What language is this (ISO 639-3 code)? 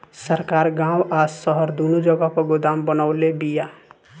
bho